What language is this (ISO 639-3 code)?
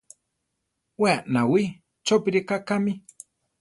tar